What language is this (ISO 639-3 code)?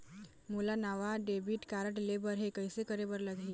hne